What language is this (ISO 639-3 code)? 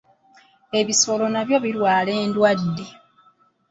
lug